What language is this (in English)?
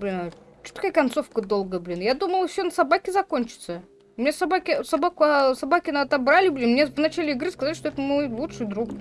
Russian